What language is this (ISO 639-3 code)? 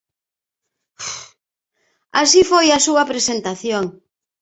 glg